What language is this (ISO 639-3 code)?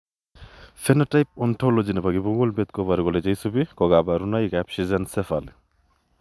kln